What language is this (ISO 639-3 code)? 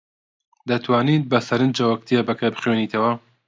ckb